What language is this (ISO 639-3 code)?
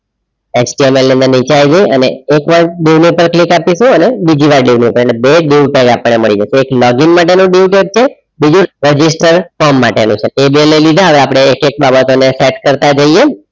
guj